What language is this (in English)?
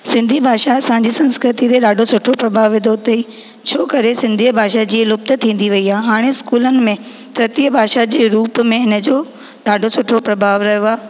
Sindhi